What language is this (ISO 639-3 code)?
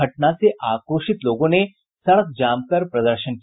hin